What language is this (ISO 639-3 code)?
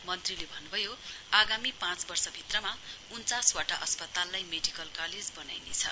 nep